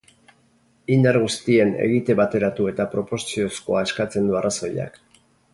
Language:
Basque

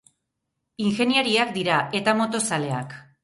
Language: Basque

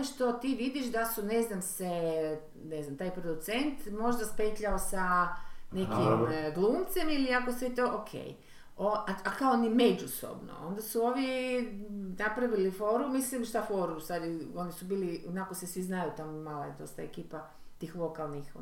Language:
Croatian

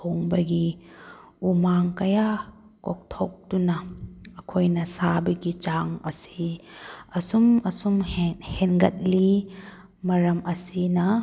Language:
Manipuri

